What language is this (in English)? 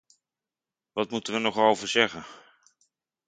Dutch